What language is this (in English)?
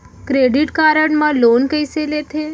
Chhattisgarhi